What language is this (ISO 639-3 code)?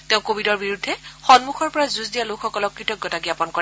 asm